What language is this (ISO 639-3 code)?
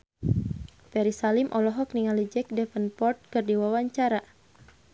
sun